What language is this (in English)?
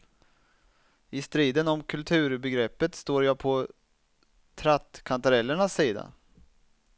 Swedish